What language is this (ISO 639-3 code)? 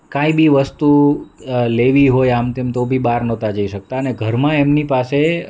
guj